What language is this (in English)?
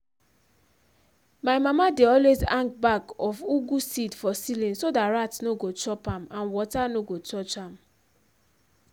Nigerian Pidgin